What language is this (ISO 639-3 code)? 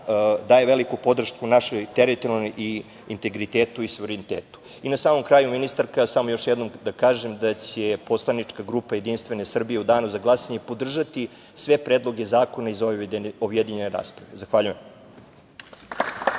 srp